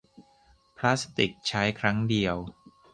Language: Thai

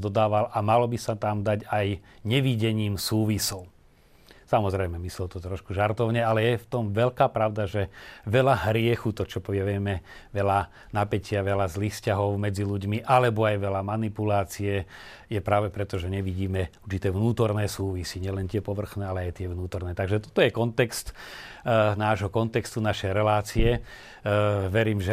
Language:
Slovak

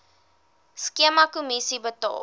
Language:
Afrikaans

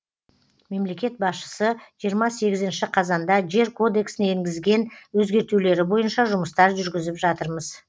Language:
Kazakh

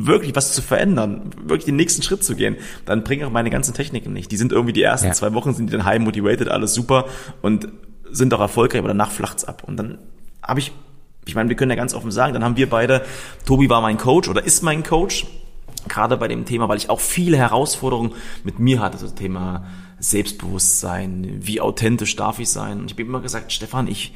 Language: German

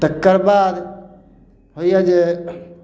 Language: Maithili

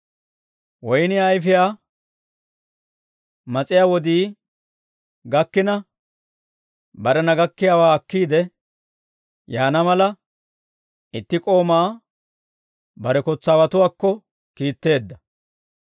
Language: Dawro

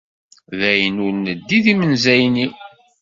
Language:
Kabyle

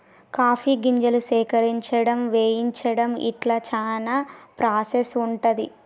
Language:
Telugu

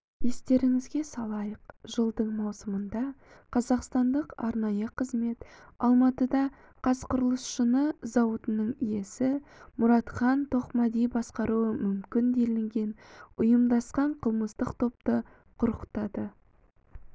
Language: Kazakh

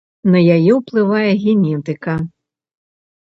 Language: Belarusian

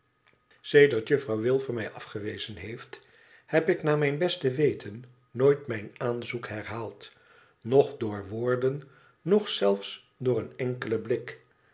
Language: Dutch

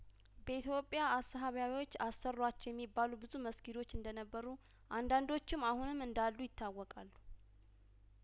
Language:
Amharic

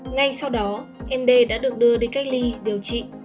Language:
Vietnamese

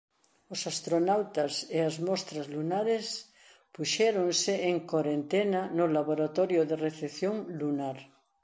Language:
Galician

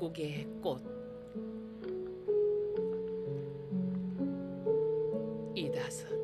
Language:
Korean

